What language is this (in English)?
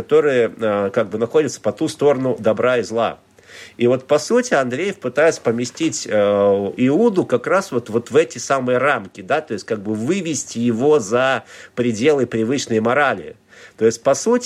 Russian